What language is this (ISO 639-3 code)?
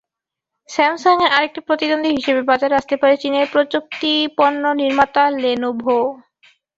ben